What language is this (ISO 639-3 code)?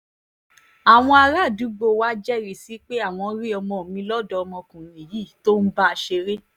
yor